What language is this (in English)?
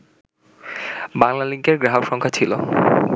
Bangla